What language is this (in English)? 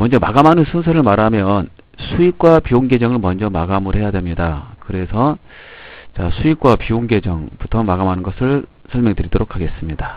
Korean